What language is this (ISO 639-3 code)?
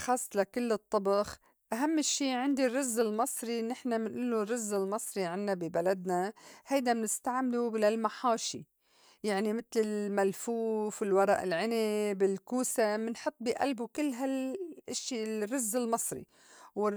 apc